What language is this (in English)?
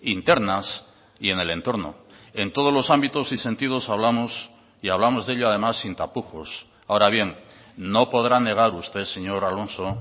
Spanish